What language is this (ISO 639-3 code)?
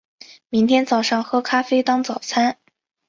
zho